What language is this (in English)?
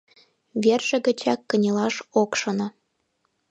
Mari